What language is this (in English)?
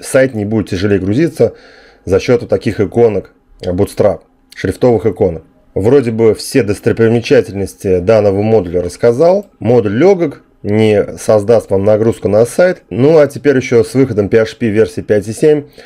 Russian